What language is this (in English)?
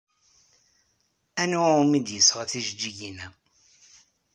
Kabyle